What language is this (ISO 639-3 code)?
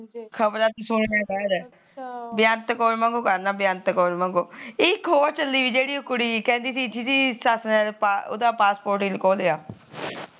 pan